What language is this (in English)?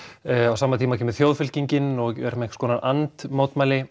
Icelandic